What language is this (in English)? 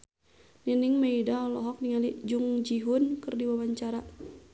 Sundanese